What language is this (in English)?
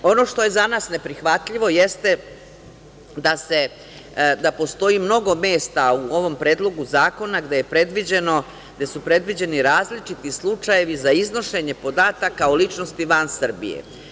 Serbian